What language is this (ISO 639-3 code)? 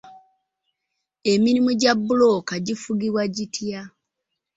lug